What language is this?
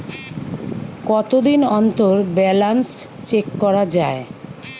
Bangla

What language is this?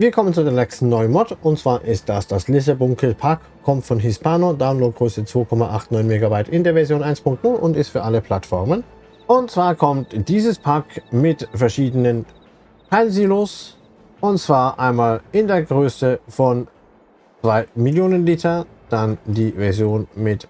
German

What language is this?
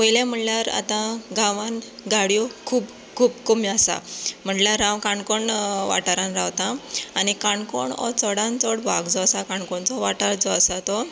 Konkani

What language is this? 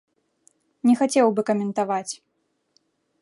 Belarusian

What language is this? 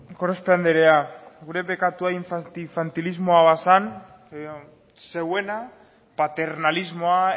Basque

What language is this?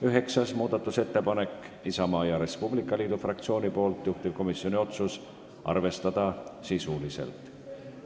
Estonian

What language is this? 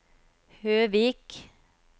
Norwegian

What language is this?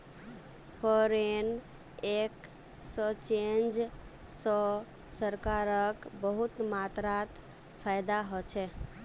Magahi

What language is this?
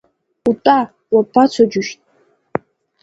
Abkhazian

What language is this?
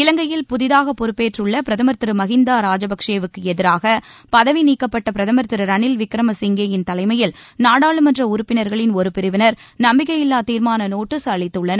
Tamil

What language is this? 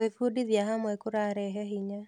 Kikuyu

